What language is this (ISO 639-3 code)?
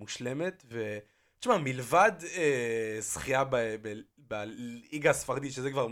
heb